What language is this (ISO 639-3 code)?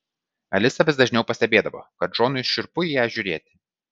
lit